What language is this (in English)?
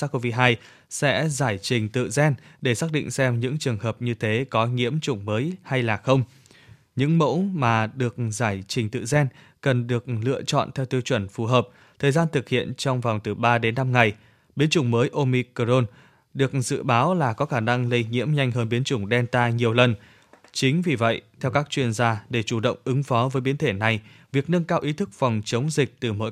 Vietnamese